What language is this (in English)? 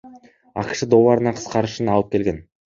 Kyrgyz